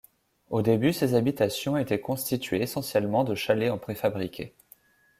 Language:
French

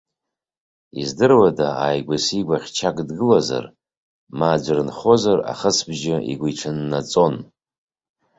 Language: Abkhazian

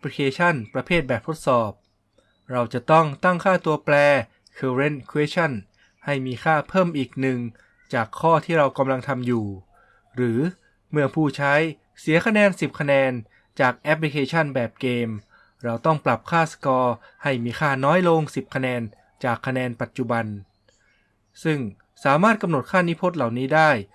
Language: Thai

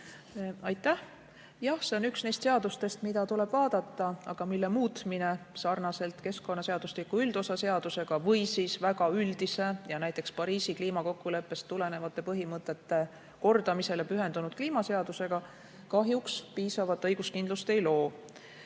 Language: Estonian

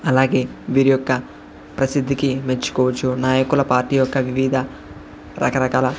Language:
Telugu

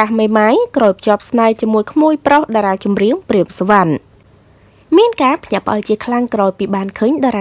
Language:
Vietnamese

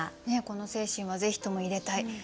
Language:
Japanese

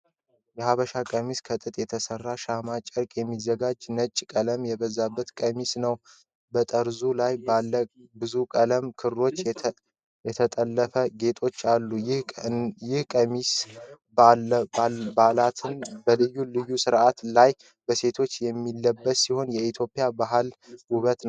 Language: Amharic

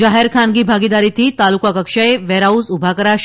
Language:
Gujarati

